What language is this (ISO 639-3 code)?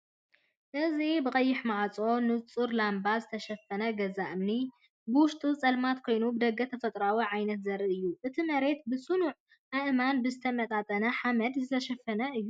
tir